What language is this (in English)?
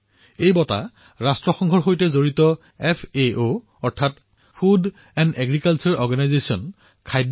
Assamese